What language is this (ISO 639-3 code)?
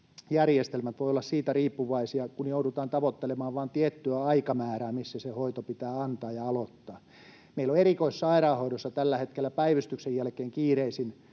fin